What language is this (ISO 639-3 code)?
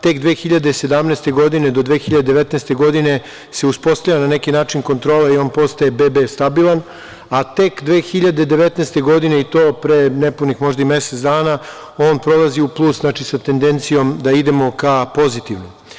srp